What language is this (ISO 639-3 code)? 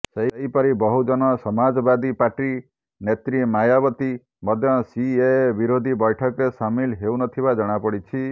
ori